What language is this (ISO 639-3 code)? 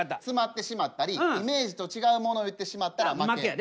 jpn